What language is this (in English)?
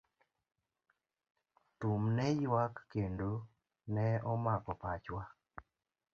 Luo (Kenya and Tanzania)